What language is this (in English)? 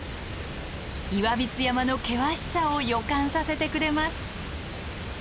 Japanese